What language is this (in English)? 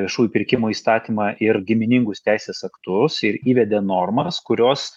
Lithuanian